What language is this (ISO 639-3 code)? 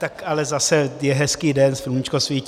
ces